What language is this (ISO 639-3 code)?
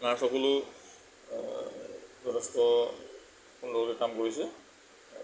asm